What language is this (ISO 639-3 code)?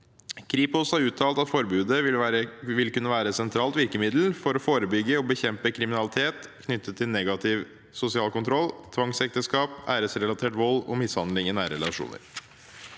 nor